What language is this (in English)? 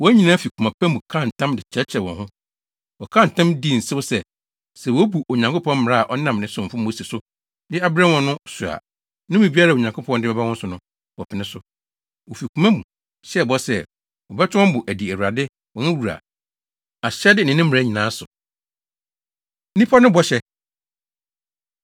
Akan